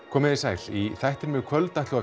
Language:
Icelandic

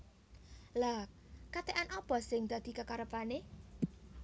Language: Javanese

